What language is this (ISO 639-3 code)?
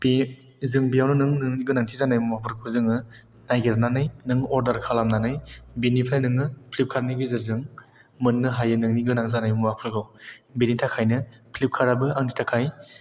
brx